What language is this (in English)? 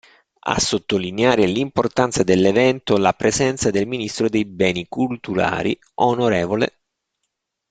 Italian